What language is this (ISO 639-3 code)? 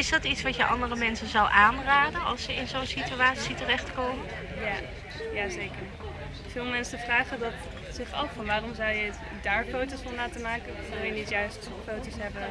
nld